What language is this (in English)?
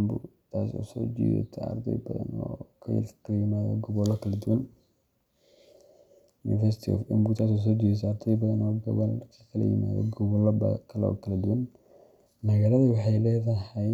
Somali